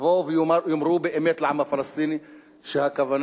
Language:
Hebrew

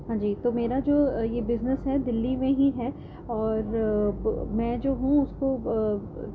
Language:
Urdu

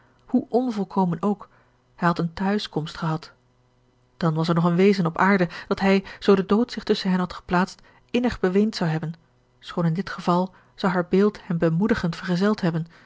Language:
Dutch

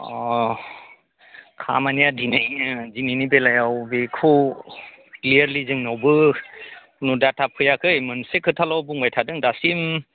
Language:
Bodo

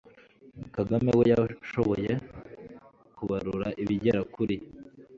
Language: Kinyarwanda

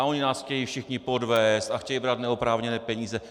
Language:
Czech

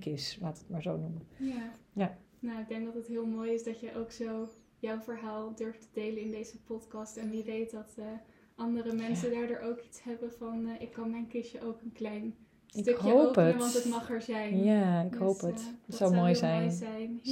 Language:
Dutch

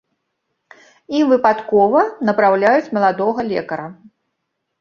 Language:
Belarusian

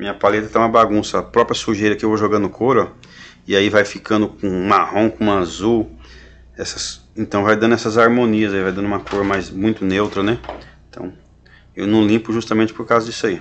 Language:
Portuguese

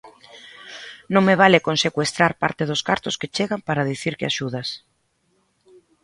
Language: Galician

